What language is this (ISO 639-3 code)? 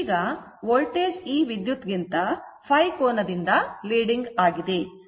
kan